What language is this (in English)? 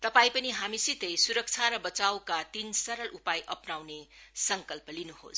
Nepali